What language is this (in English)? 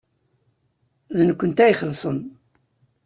Kabyle